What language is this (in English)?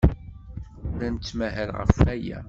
Kabyle